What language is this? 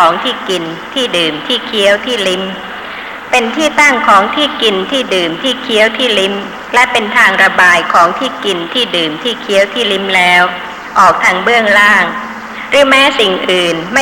Thai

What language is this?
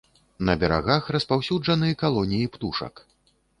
Belarusian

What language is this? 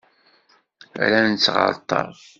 Kabyle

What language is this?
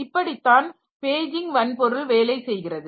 Tamil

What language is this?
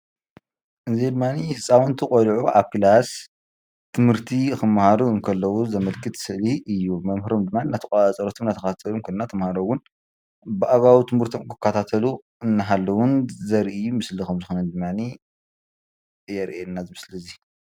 Tigrinya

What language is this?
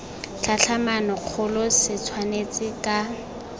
Tswana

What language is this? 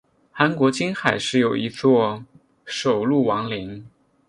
Chinese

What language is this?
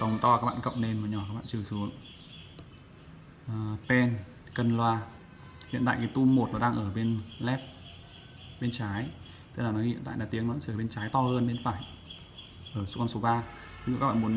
Vietnamese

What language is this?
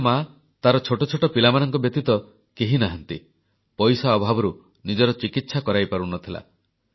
Odia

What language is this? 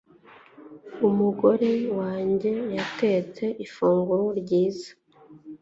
Kinyarwanda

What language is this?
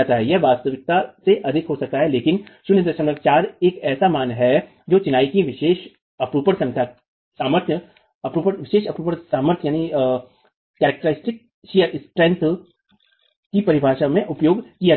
Hindi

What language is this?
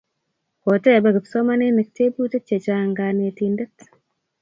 Kalenjin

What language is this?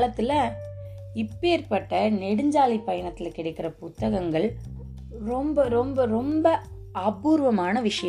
Tamil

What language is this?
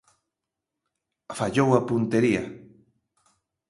Galician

